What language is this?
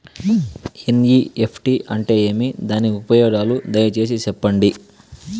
Telugu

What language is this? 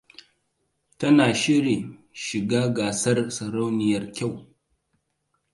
Hausa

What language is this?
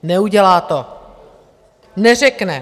Czech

